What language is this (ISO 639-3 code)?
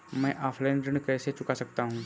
hin